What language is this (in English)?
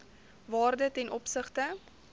Afrikaans